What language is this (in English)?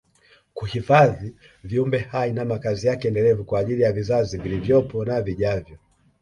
Swahili